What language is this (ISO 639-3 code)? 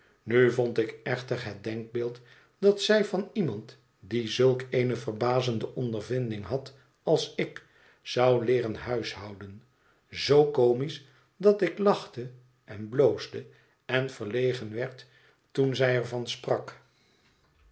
nld